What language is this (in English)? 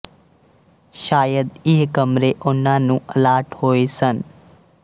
Punjabi